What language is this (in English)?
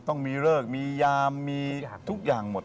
Thai